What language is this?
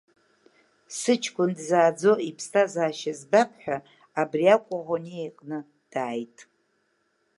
Abkhazian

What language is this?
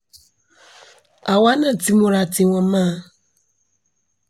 Yoruba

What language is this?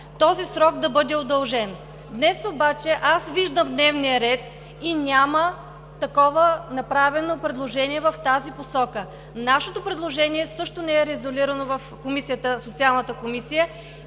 Bulgarian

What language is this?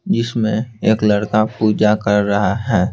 Hindi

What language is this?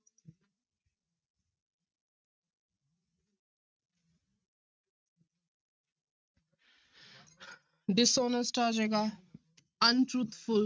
Punjabi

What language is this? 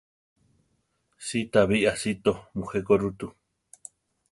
Central Tarahumara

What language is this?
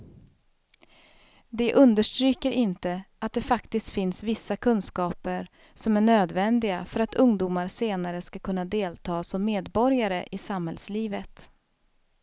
Swedish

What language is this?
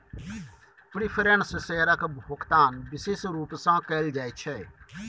Maithili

